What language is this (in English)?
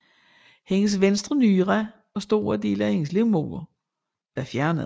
Danish